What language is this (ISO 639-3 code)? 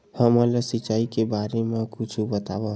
hne